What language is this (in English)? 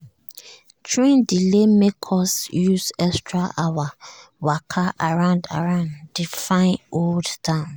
Nigerian Pidgin